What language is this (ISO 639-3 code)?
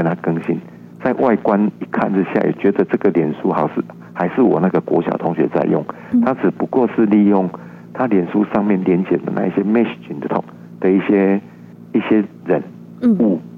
zho